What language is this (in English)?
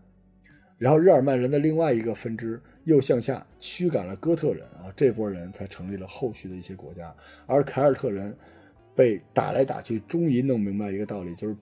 Chinese